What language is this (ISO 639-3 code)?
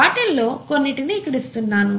tel